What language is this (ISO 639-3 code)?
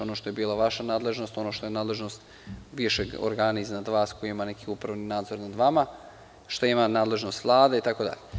srp